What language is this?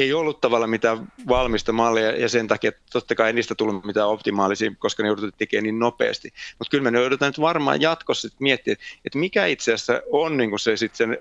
Finnish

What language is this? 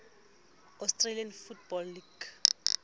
Southern Sotho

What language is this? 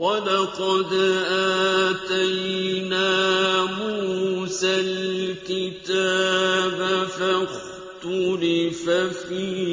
Arabic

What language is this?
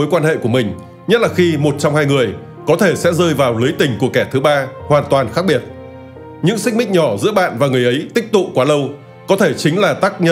Vietnamese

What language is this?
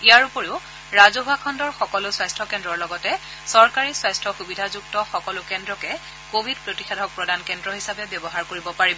Assamese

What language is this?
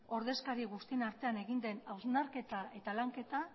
Basque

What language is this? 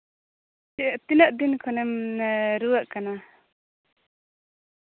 Santali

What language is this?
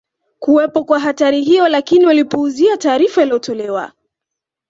Swahili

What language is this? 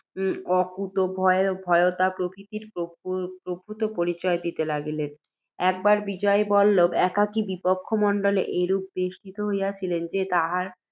Bangla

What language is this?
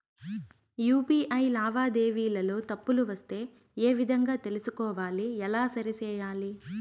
Telugu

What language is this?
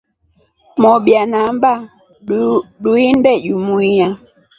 Rombo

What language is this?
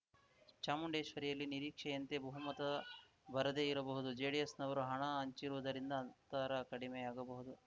Kannada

